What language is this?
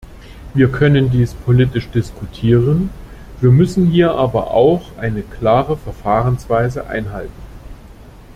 German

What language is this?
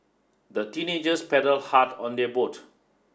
English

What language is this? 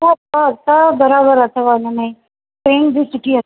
Sindhi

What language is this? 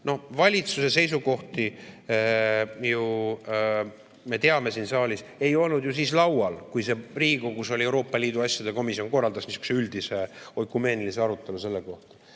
Estonian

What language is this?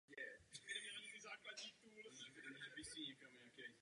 Czech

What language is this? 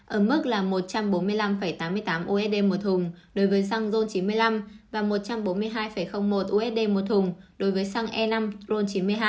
Vietnamese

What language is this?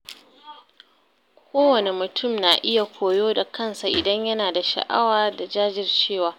Hausa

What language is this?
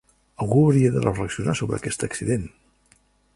Catalan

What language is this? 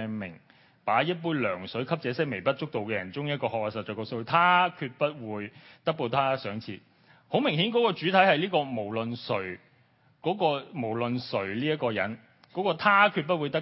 Chinese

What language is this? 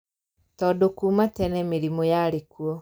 Kikuyu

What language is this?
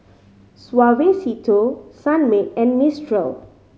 English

